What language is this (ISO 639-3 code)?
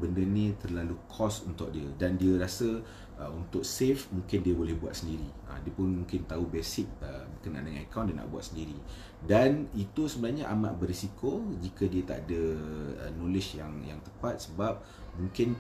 msa